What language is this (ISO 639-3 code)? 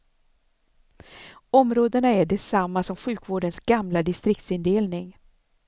swe